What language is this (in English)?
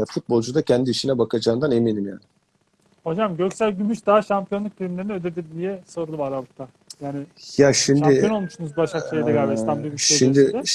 Turkish